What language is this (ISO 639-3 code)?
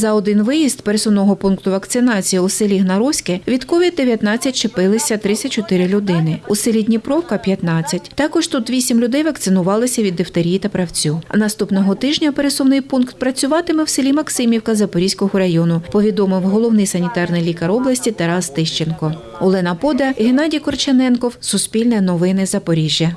ukr